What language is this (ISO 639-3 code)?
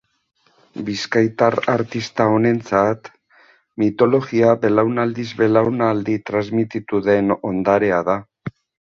eus